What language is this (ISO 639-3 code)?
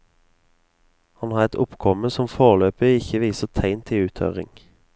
nor